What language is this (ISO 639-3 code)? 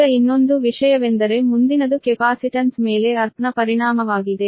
kan